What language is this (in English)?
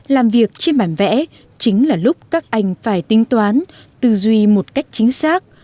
Vietnamese